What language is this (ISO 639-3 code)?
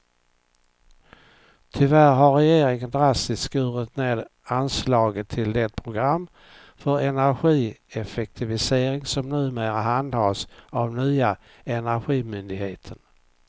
swe